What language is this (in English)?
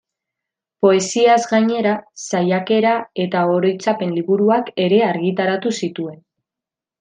Basque